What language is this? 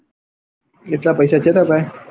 Gujarati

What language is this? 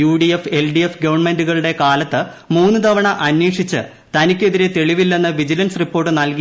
Malayalam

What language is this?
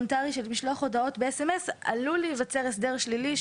Hebrew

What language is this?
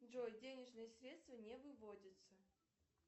Russian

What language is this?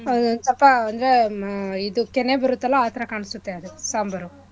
Kannada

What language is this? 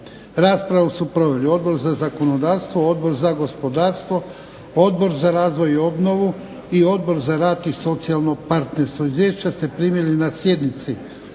Croatian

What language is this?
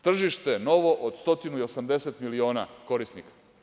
Serbian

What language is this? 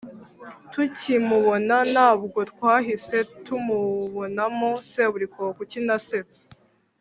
Kinyarwanda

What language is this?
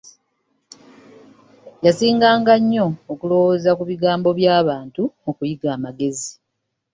Ganda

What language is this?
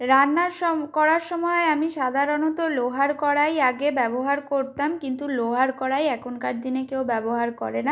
Bangla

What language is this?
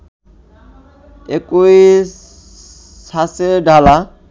Bangla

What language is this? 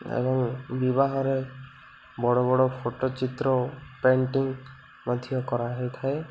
Odia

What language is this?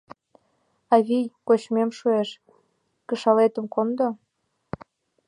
Mari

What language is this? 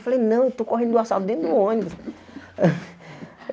Portuguese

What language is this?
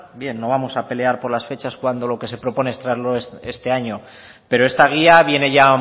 Spanish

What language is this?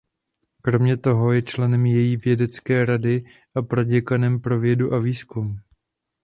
Czech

